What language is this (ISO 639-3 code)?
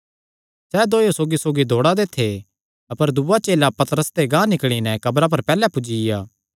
xnr